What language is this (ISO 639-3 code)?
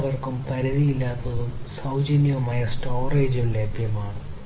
mal